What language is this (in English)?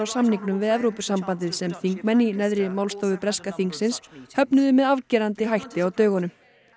Icelandic